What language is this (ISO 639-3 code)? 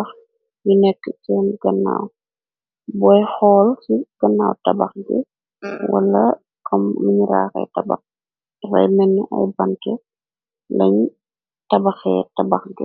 wol